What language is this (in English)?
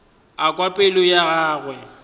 Northern Sotho